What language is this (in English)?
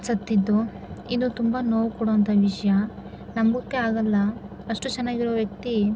Kannada